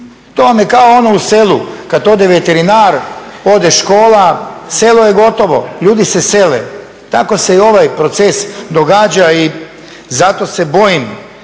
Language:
Croatian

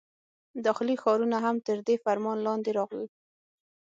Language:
Pashto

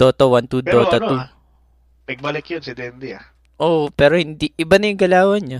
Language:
Filipino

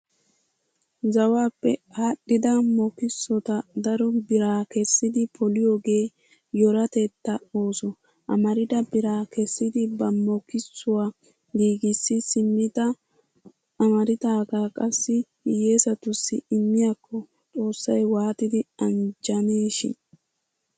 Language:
Wolaytta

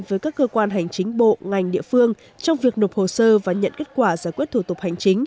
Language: Vietnamese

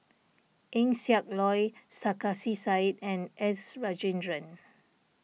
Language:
English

